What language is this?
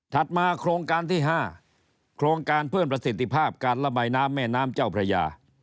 Thai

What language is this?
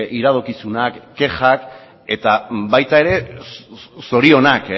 Basque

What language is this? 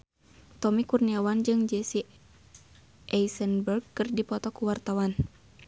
Sundanese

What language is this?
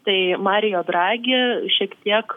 Lithuanian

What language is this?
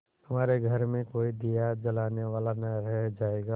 Hindi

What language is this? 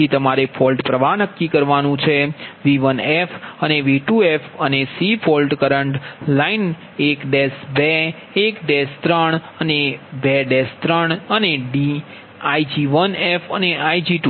Gujarati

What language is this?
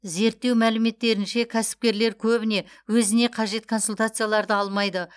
Kazakh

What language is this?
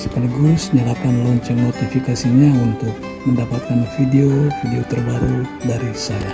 Indonesian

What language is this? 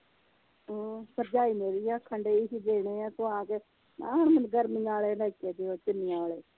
Punjabi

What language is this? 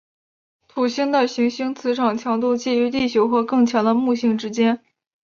Chinese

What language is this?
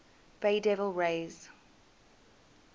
English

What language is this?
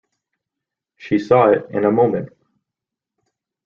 English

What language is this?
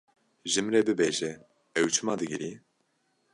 Kurdish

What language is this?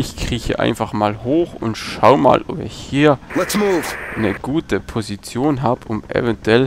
German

